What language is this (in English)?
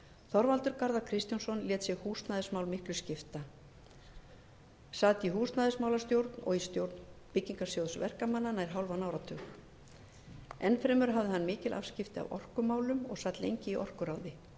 Icelandic